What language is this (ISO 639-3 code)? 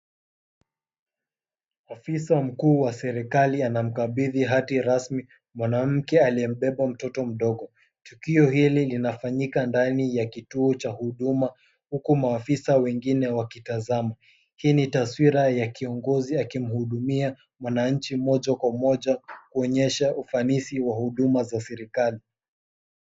swa